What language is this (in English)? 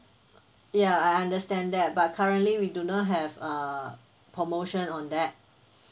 English